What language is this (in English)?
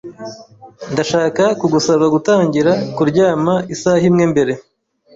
Kinyarwanda